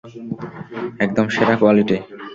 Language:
Bangla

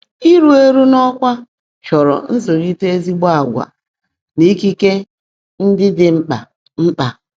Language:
Igbo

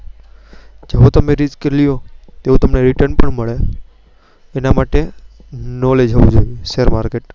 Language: Gujarati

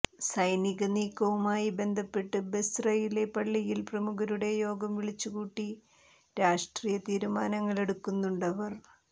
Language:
Malayalam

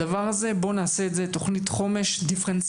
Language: Hebrew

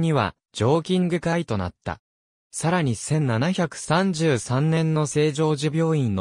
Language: Japanese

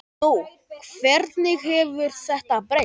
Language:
Icelandic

